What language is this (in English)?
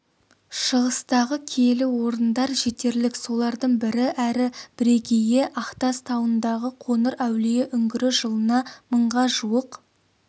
Kazakh